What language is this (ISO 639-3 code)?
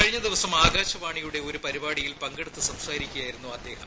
mal